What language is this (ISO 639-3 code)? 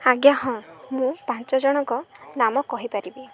ori